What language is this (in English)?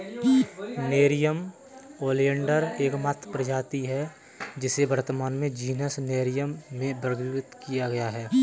Hindi